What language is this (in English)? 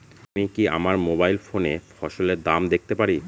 Bangla